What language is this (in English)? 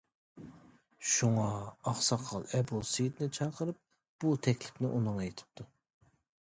Uyghur